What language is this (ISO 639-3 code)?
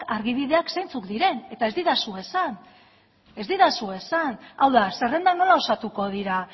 eus